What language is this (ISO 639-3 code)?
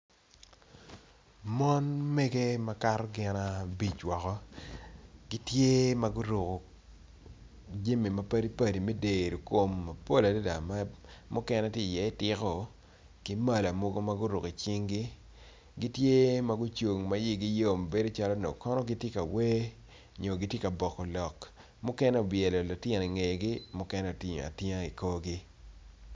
ach